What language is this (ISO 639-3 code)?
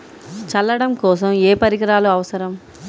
tel